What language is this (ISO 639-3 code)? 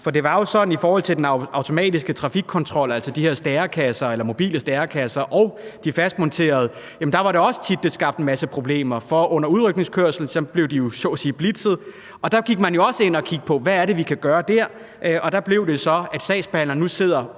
dan